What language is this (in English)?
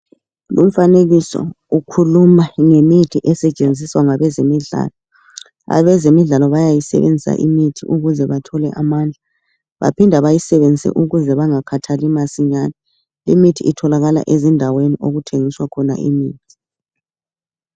North Ndebele